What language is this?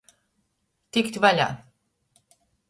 Latgalian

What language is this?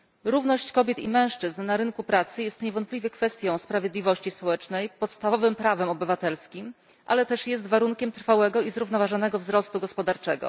Polish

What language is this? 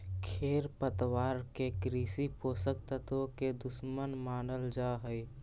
Magahi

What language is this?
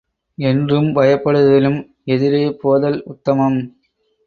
Tamil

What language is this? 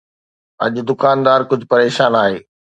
Sindhi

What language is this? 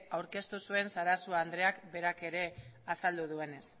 Basque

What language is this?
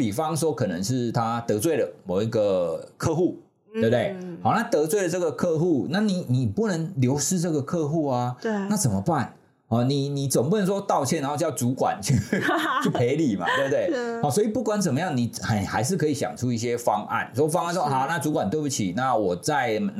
Chinese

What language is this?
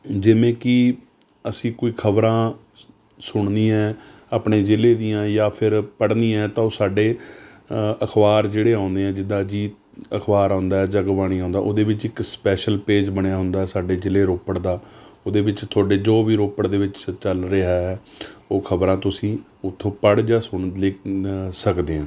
Punjabi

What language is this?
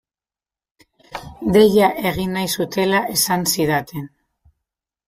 Basque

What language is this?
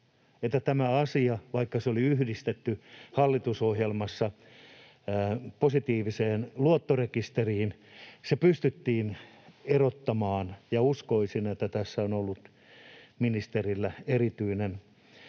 Finnish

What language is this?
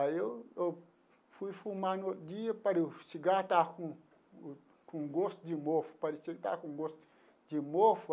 Portuguese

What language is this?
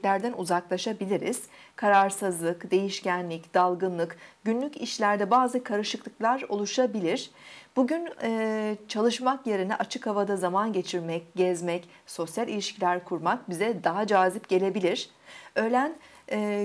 Turkish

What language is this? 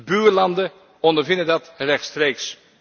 Dutch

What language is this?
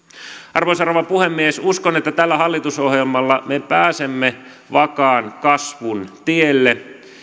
Finnish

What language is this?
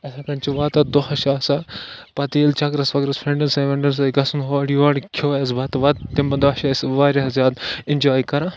Kashmiri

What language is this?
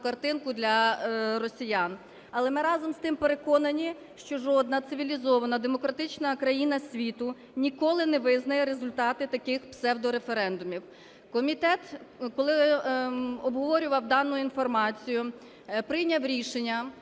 Ukrainian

